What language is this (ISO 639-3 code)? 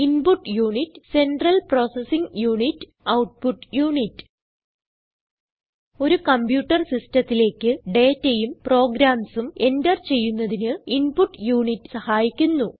mal